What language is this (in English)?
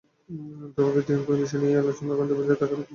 Bangla